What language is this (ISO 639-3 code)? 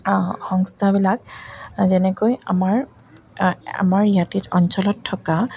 asm